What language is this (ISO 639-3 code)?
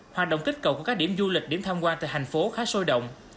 vie